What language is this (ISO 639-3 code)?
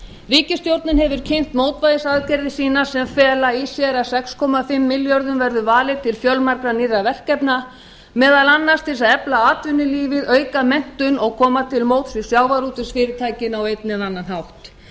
isl